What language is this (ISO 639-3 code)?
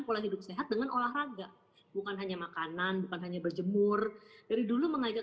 ind